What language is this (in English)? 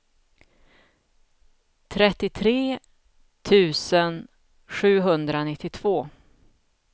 Swedish